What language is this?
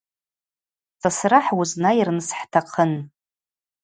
Abaza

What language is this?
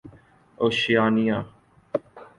Urdu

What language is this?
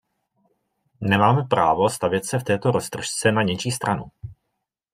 Czech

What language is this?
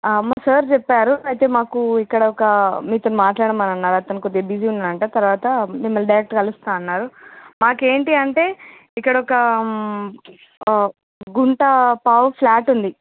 Telugu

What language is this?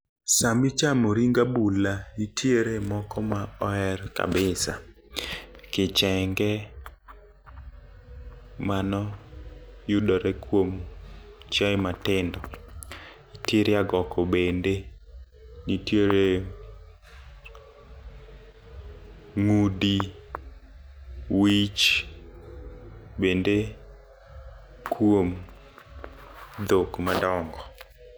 Luo (Kenya and Tanzania)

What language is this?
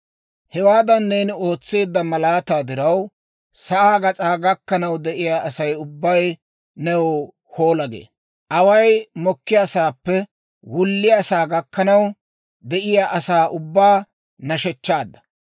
Dawro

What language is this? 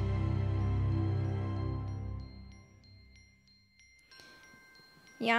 Japanese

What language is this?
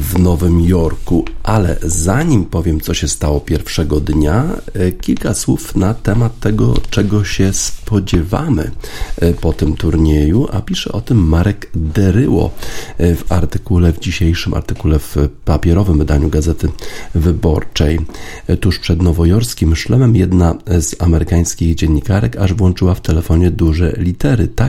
Polish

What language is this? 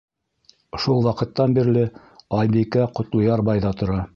Bashkir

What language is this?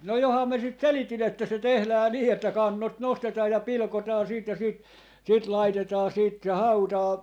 Finnish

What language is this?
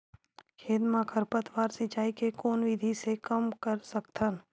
Chhattisgarhi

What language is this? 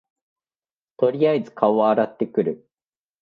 Japanese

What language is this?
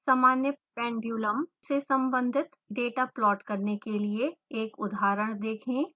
Hindi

